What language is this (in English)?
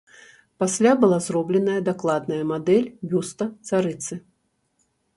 Belarusian